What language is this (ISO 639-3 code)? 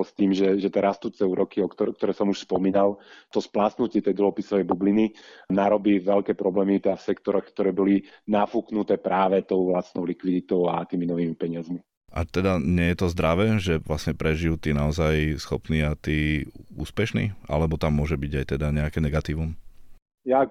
slk